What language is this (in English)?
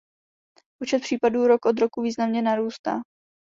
Czech